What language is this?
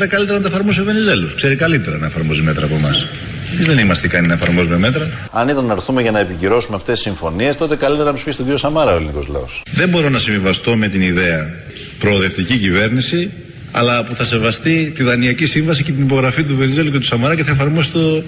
Greek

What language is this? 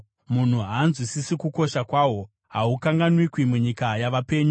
Shona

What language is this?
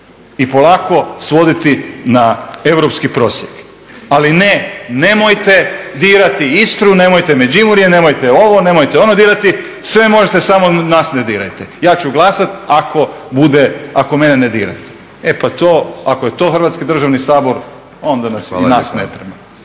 Croatian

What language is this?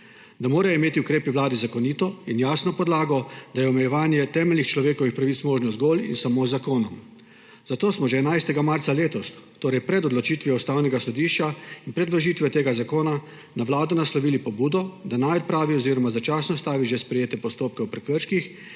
Slovenian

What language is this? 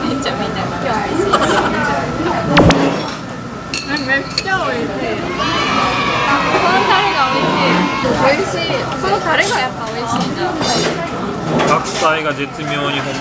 Japanese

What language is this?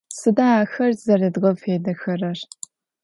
Adyghe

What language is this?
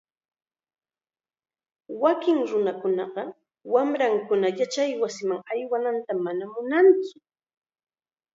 Chiquián Ancash Quechua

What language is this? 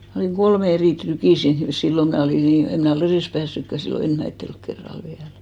Finnish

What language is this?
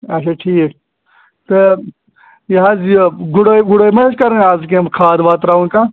Kashmiri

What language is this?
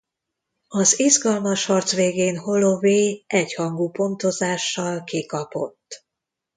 Hungarian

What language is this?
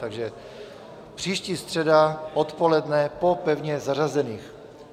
Czech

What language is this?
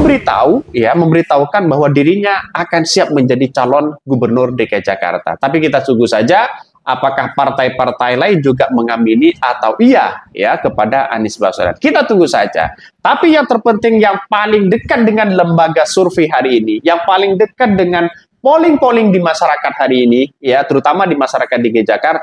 Indonesian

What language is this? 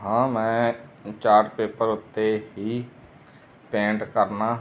Punjabi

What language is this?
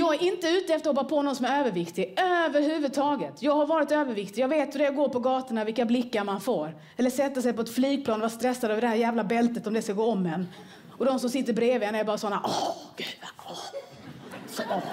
Swedish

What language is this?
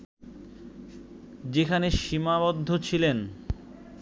Bangla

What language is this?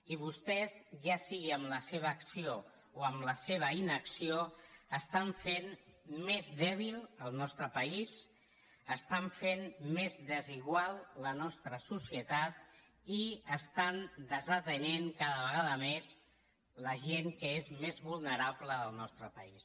Catalan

